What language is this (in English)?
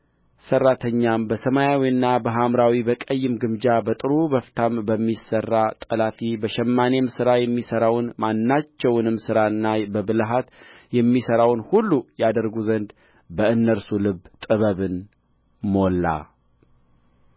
Amharic